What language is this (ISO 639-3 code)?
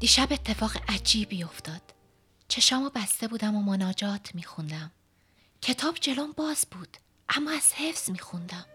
fas